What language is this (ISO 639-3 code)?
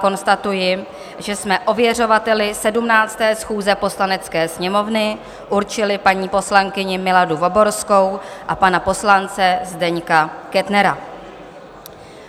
ces